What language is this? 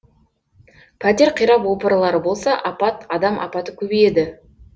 Kazakh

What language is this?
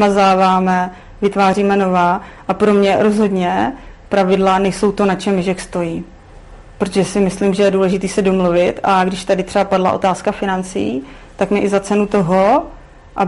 Czech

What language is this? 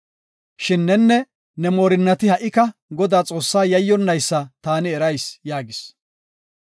Gofa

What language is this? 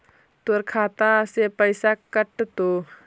Magahi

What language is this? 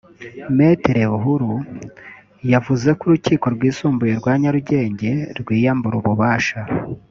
Kinyarwanda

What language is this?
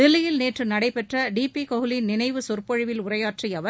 Tamil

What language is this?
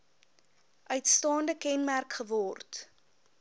Afrikaans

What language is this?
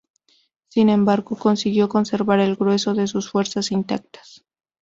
Spanish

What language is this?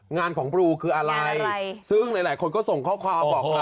Thai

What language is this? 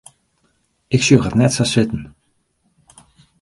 Western Frisian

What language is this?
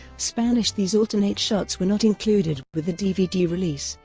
English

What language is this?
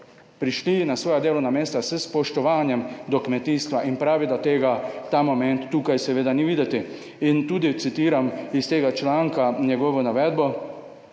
Slovenian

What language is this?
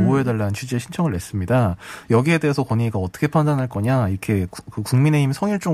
Korean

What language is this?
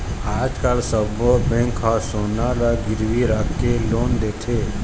Chhattisgarhi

